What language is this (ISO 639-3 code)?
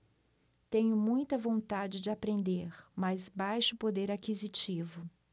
por